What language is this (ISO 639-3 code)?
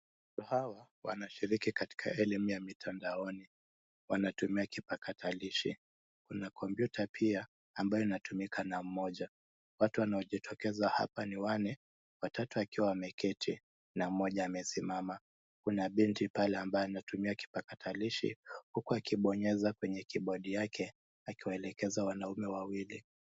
swa